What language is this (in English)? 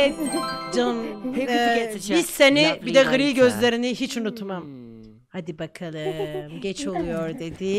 Turkish